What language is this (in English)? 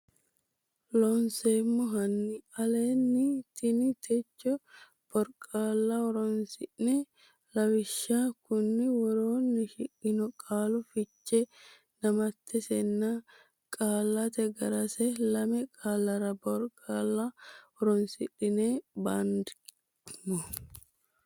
Sidamo